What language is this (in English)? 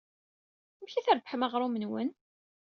Kabyle